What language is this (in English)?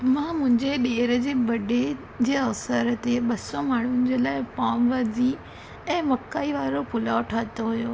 Sindhi